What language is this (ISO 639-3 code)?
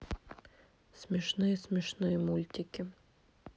rus